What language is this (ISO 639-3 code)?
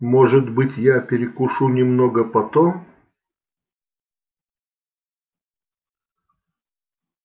rus